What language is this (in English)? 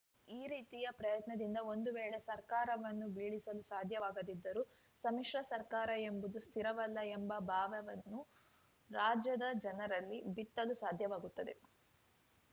Kannada